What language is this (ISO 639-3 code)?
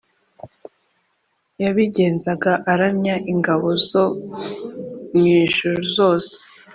kin